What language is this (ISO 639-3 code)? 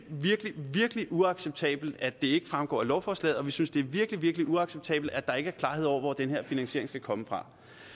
dan